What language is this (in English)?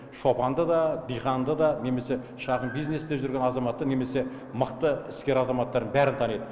Kazakh